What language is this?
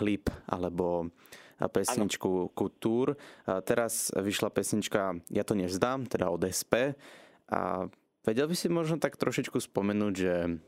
Slovak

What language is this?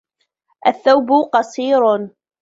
Arabic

